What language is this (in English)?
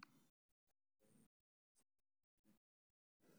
Somali